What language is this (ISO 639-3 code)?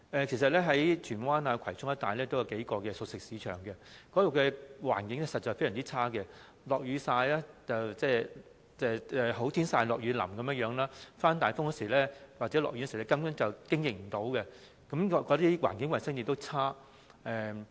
yue